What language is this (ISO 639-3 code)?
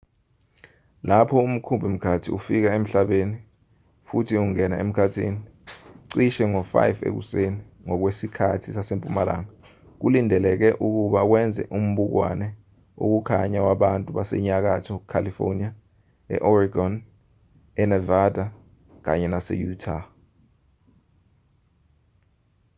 zul